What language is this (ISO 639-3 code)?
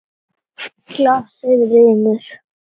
isl